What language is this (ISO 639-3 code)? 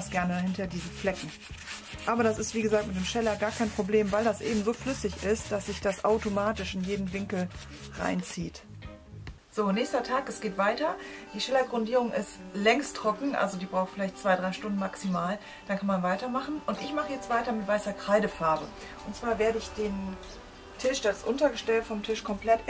deu